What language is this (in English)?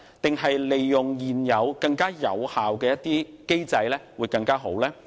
Cantonese